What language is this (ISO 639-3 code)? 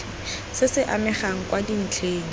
tsn